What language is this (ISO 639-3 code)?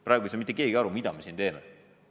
est